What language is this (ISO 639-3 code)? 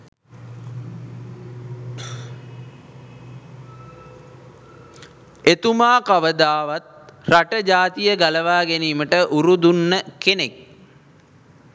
sin